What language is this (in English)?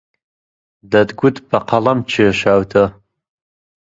Central Kurdish